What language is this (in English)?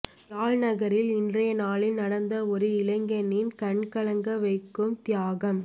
Tamil